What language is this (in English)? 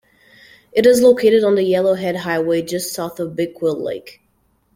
English